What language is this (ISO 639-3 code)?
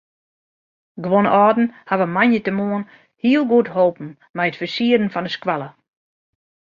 fry